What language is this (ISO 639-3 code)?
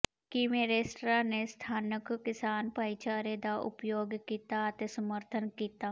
pan